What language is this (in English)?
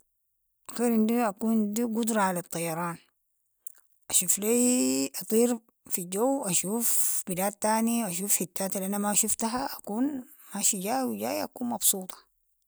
Sudanese Arabic